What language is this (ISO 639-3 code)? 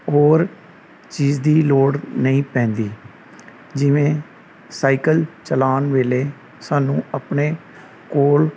pan